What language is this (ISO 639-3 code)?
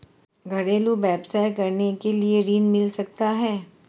hin